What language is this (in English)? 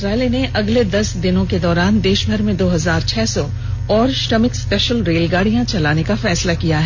Hindi